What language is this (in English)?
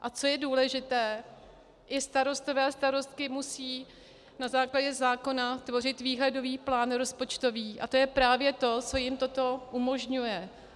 Czech